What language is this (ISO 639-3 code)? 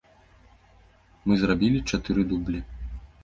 bel